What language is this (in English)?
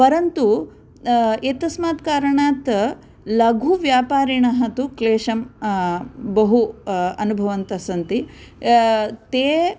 Sanskrit